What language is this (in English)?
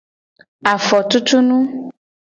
Gen